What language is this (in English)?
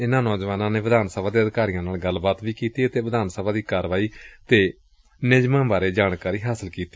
Punjabi